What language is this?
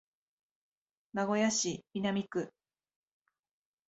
Japanese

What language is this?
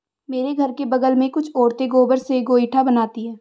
Hindi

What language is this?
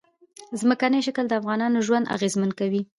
Pashto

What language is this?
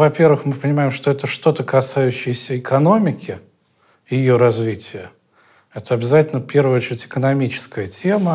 Russian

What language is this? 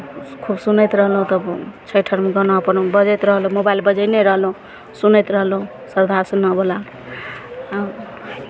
Maithili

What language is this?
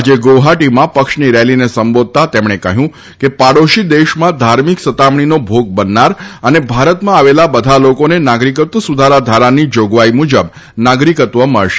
Gujarati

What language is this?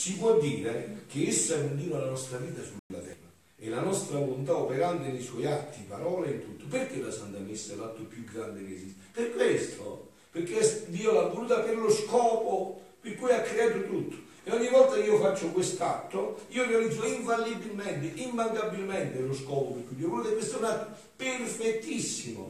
Italian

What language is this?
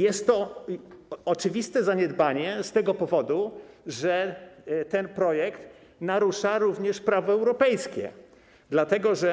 Polish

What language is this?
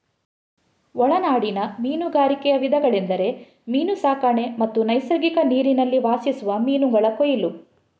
Kannada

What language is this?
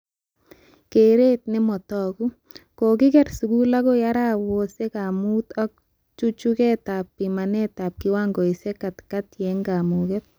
Kalenjin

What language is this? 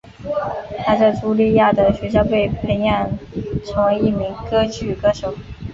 Chinese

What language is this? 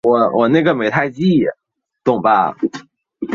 Chinese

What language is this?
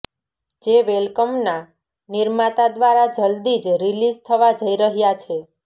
Gujarati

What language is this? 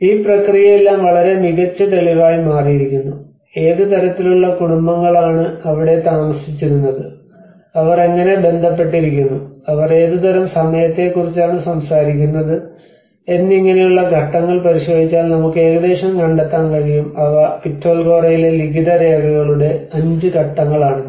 Malayalam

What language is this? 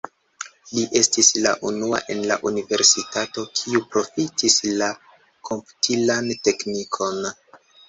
Esperanto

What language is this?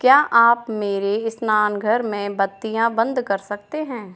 Hindi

